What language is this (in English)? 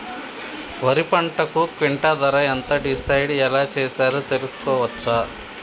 Telugu